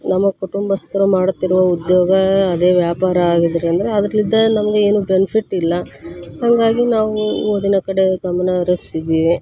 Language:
Kannada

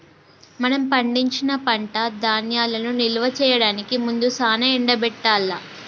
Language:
Telugu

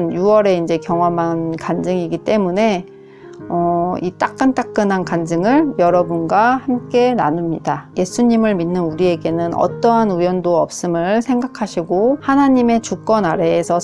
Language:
Korean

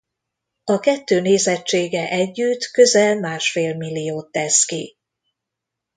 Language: Hungarian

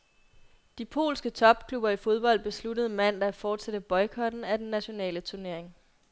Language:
Danish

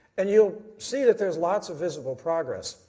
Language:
English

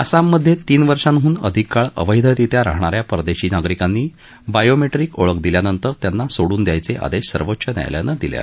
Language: Marathi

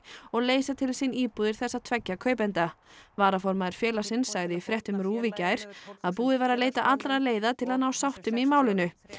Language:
Icelandic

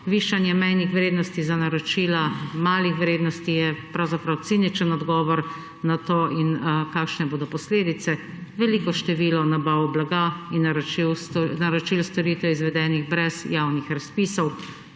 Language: Slovenian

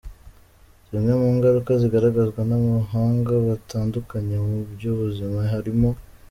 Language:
Kinyarwanda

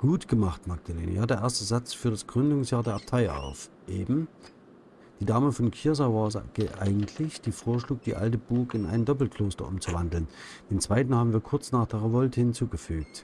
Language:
German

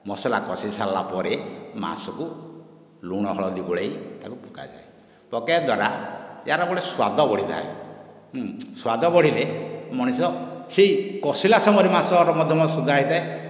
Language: Odia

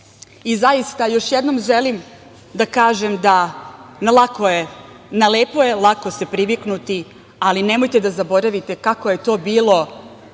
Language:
Serbian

